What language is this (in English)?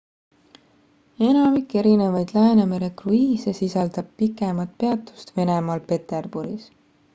Estonian